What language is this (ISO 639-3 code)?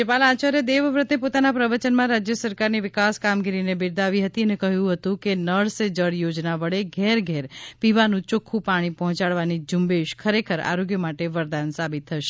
guj